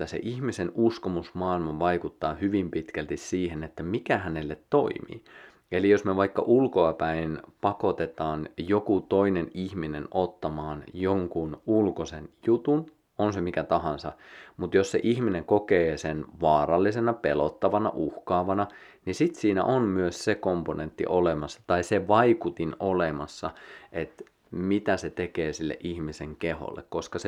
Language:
Finnish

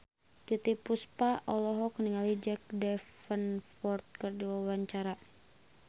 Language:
Sundanese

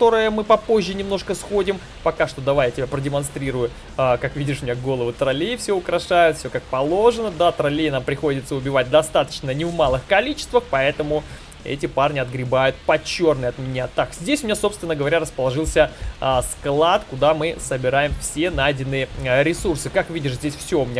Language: Russian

